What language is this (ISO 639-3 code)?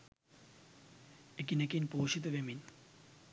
sin